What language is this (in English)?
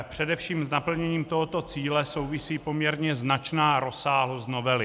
Czech